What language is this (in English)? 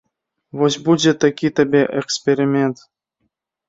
Belarusian